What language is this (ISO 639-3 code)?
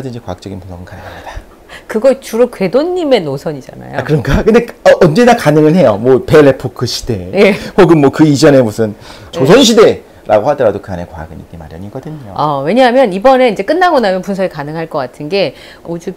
kor